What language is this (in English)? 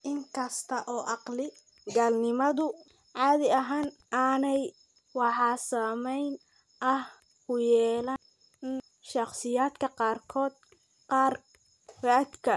Somali